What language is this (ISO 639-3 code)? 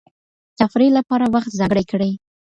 pus